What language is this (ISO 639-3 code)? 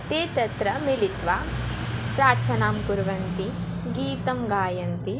san